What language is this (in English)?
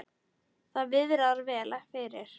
Icelandic